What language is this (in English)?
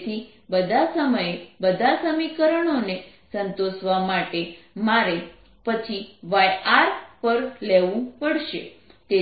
Gujarati